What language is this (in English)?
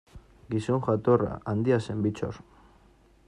Basque